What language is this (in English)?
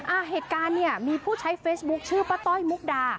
Thai